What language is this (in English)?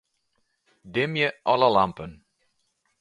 Western Frisian